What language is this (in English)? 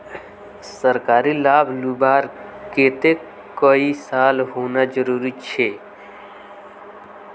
Magahi